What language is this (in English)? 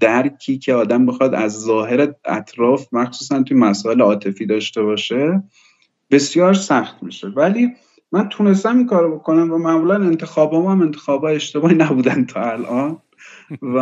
Persian